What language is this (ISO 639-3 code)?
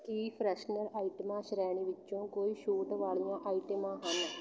pan